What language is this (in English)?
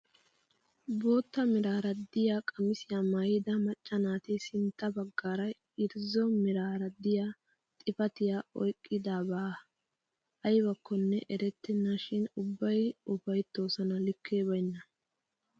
Wolaytta